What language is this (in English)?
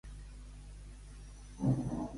Catalan